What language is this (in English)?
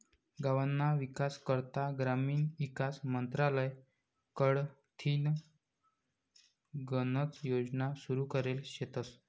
Marathi